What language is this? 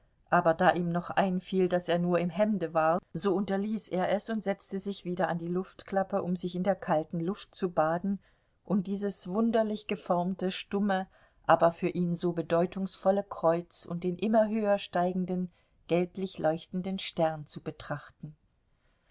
German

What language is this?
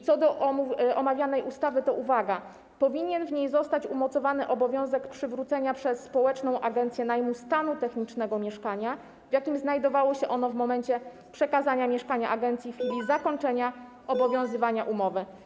Polish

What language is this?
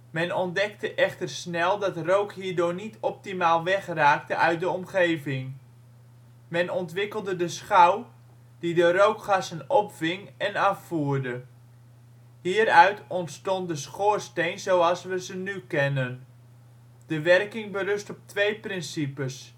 Dutch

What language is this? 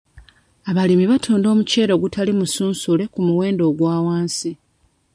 Ganda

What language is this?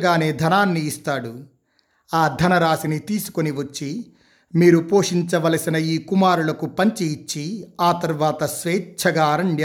Telugu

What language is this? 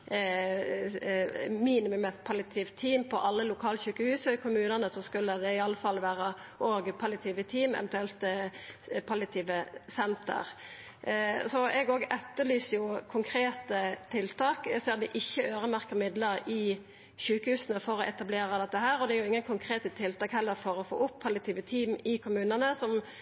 Norwegian Nynorsk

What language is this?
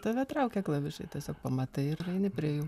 Lithuanian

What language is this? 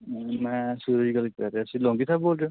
Punjabi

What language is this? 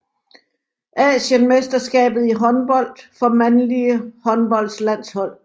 Danish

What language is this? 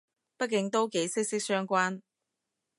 Cantonese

